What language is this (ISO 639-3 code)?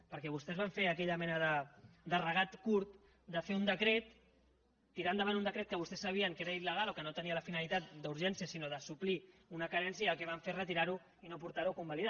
cat